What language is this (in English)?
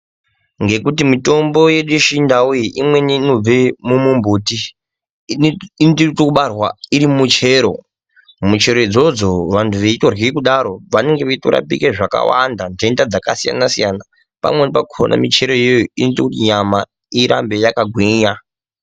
Ndau